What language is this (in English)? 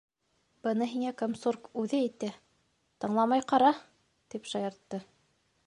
Bashkir